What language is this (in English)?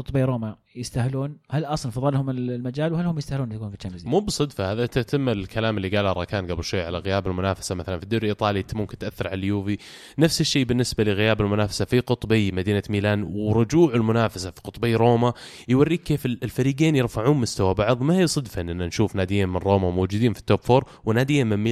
Arabic